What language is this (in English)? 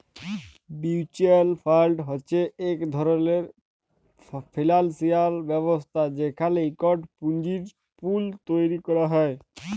Bangla